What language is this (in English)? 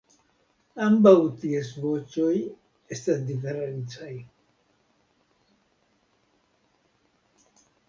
Esperanto